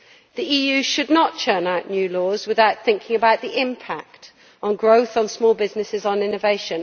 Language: English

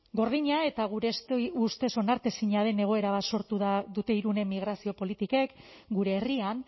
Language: Basque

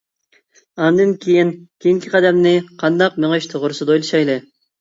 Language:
Uyghur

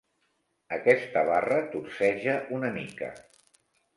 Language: Catalan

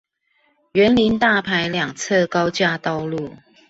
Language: Chinese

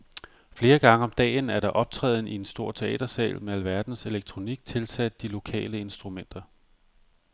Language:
Danish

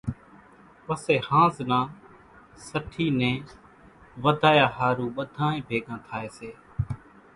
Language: Kachi Koli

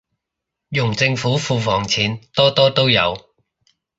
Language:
Cantonese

